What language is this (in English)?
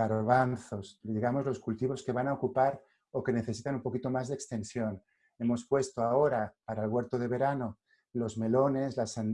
Spanish